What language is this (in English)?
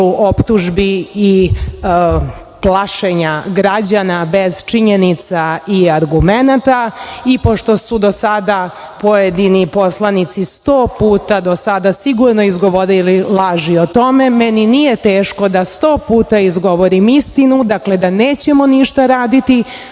Serbian